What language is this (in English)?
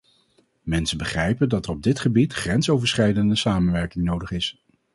Dutch